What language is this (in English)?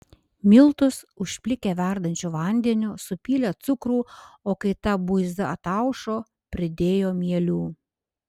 Lithuanian